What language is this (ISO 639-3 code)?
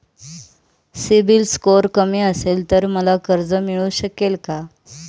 mar